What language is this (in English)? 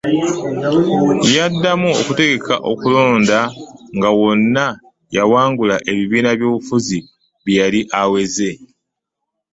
Ganda